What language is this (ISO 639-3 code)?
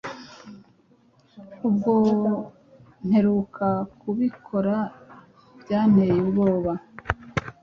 kin